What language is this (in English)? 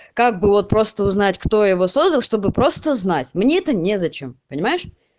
Russian